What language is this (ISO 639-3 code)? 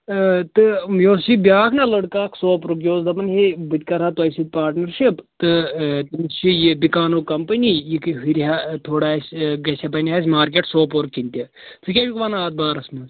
kas